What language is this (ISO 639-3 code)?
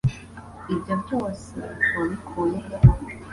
kin